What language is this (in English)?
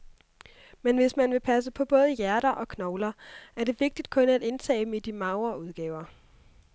Danish